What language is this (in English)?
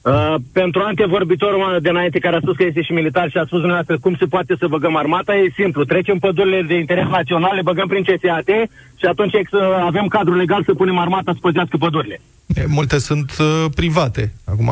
Romanian